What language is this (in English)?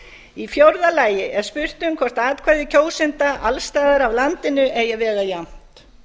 Icelandic